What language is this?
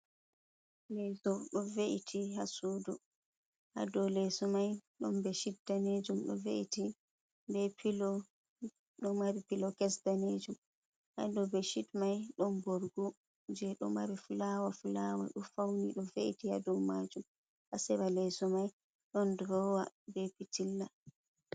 Fula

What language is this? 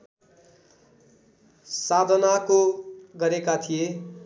Nepali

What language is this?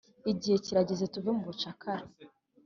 Kinyarwanda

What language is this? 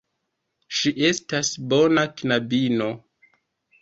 Esperanto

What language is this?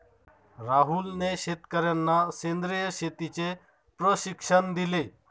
Marathi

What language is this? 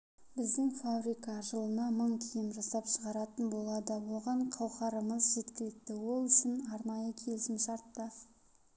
Kazakh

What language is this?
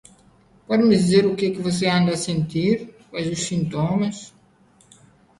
Portuguese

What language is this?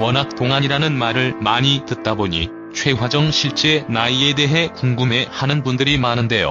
Korean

